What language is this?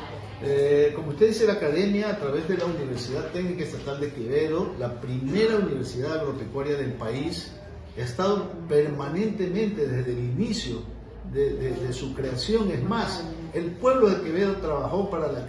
Spanish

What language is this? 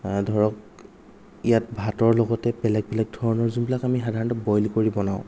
Assamese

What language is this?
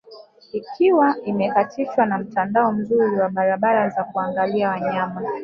Swahili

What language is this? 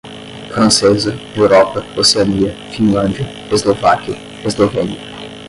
Portuguese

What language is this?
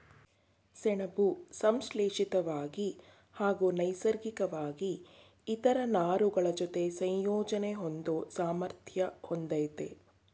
Kannada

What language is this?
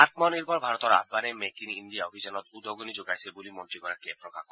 Assamese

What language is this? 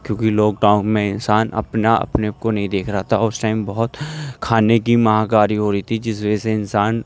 Urdu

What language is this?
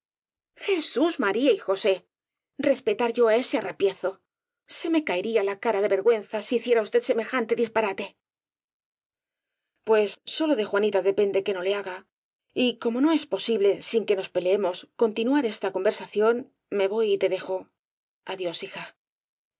Spanish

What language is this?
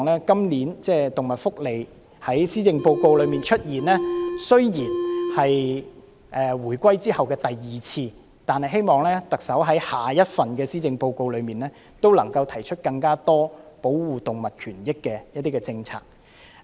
Cantonese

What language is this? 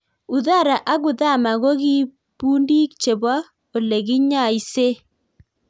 Kalenjin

